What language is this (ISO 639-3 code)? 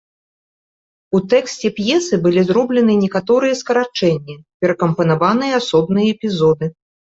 bel